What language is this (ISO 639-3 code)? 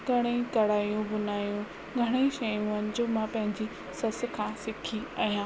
snd